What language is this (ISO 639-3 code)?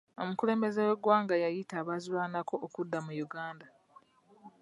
lug